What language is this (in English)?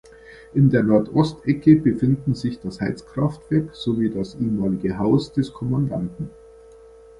German